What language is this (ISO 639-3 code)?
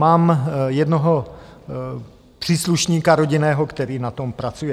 ces